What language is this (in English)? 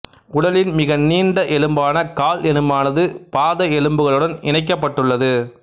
Tamil